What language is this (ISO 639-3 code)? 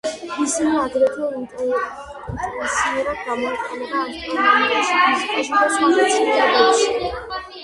kat